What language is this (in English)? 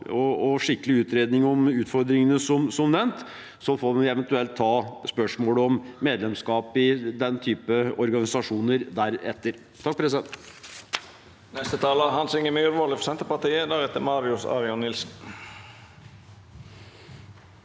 Norwegian